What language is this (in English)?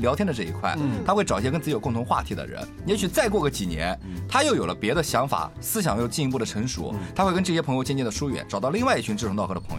Chinese